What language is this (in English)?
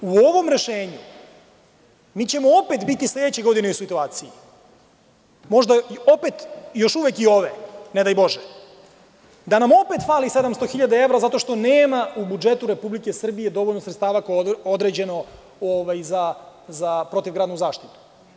Serbian